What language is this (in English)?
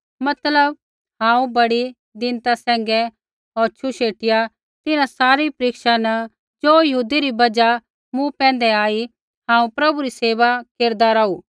Kullu Pahari